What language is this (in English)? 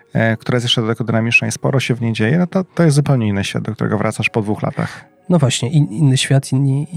Polish